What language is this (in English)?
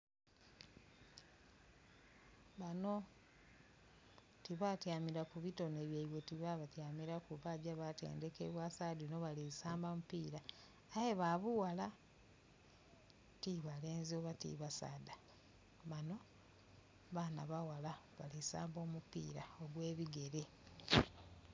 Soga